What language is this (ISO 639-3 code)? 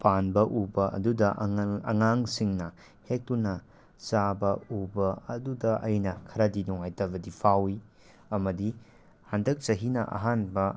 mni